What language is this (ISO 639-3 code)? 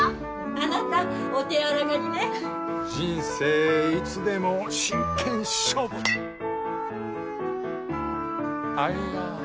jpn